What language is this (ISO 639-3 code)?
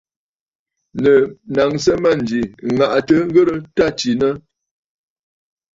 bfd